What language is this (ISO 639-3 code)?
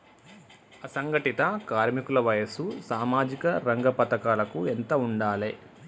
tel